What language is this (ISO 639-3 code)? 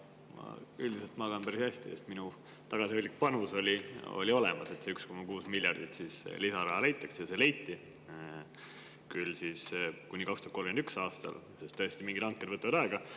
est